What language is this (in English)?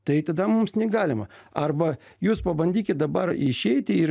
Lithuanian